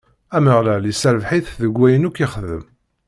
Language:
Kabyle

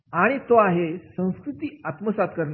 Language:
Marathi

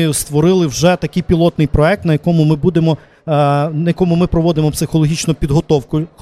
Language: Ukrainian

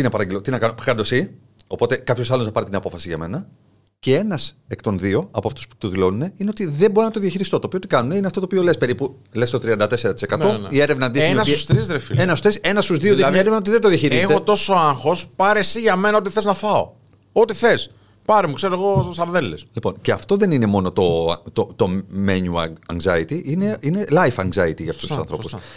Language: Greek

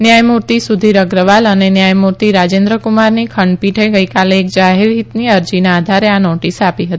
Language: Gujarati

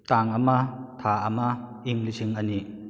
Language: Manipuri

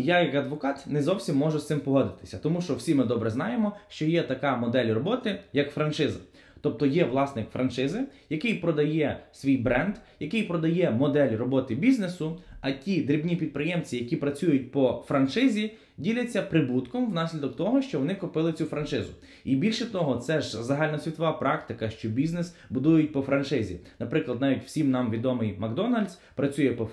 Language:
Ukrainian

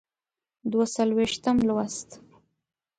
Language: Pashto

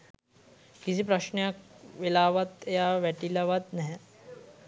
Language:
Sinhala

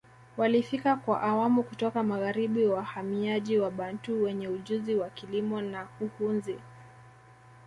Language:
Swahili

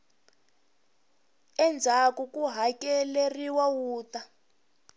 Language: Tsonga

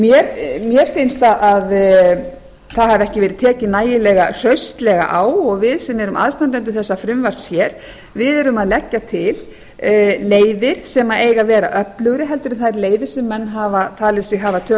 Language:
Icelandic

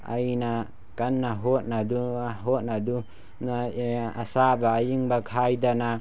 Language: Manipuri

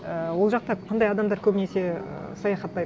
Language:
Kazakh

